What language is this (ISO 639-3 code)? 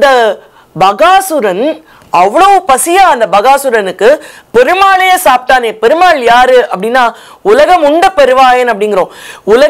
eng